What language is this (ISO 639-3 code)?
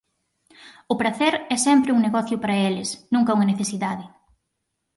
glg